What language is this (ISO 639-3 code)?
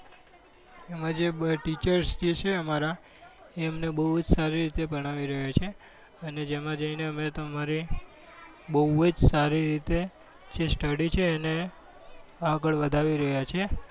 guj